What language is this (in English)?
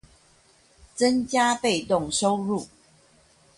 Chinese